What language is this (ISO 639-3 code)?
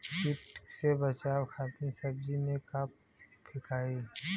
bho